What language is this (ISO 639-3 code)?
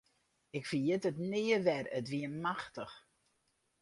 fry